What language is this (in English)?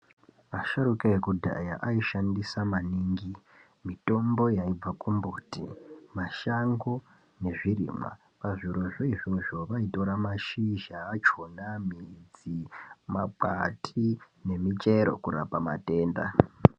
Ndau